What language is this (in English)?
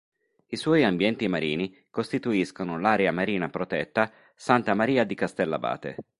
Italian